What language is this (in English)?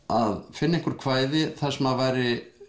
Icelandic